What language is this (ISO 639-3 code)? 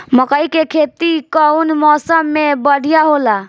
bho